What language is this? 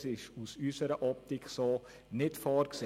Swiss German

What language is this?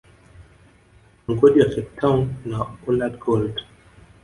Swahili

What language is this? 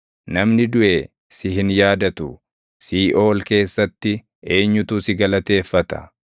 Oromo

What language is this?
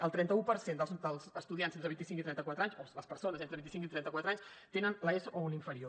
Catalan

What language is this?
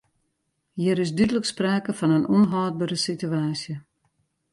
Western Frisian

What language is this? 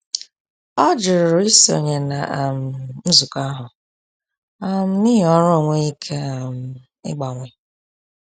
Igbo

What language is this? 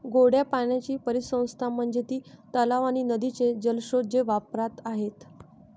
Marathi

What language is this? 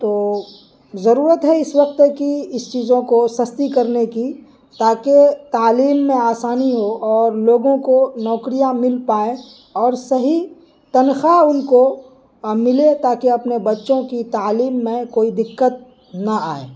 Urdu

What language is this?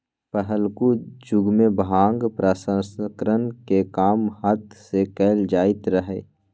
Magahi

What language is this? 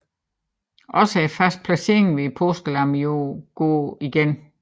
Danish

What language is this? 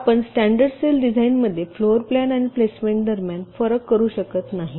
Marathi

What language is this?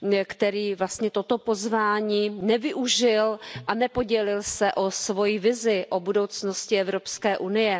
Czech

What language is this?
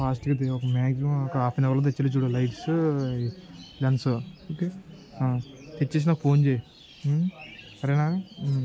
Telugu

